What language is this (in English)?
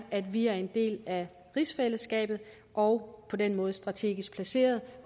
Danish